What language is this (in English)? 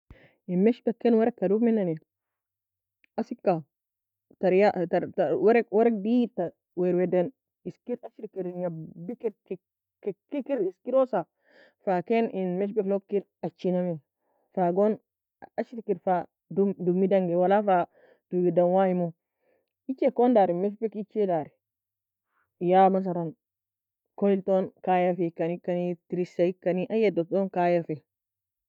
Nobiin